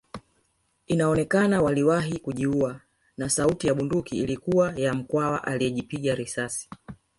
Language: Swahili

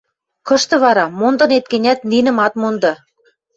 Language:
Western Mari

